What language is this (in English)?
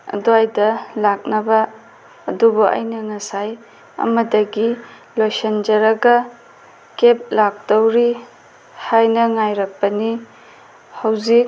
Manipuri